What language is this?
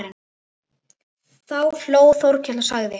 Icelandic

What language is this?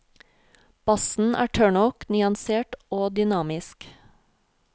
Norwegian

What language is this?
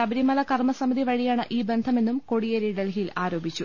Malayalam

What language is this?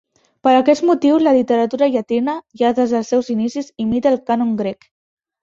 Catalan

